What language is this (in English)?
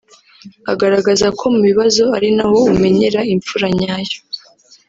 Kinyarwanda